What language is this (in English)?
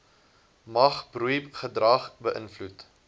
Afrikaans